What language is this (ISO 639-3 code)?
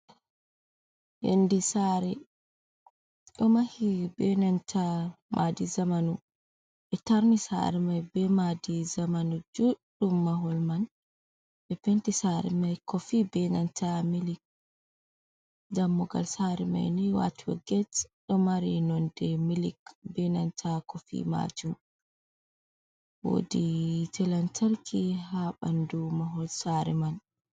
ful